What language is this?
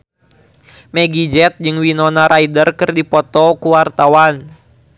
Sundanese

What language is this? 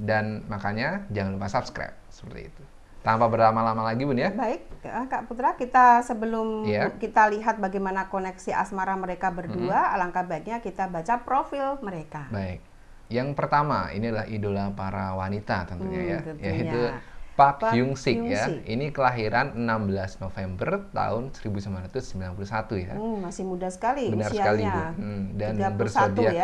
Indonesian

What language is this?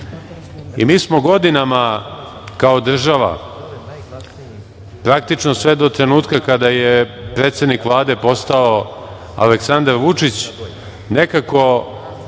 Serbian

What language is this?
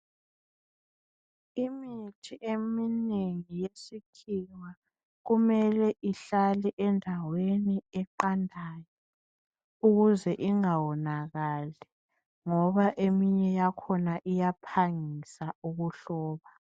North Ndebele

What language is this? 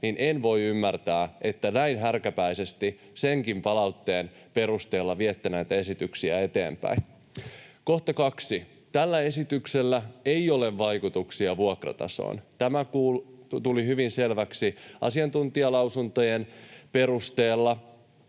Finnish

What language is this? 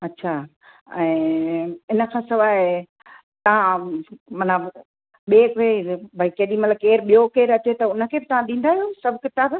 Sindhi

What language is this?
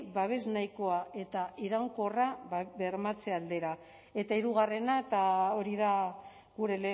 Basque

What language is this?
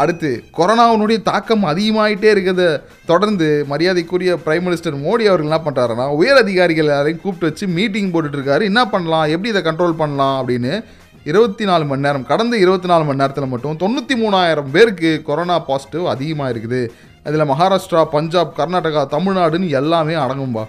Tamil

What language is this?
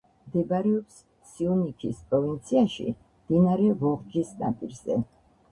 Georgian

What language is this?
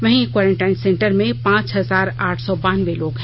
Hindi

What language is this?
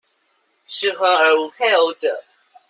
Chinese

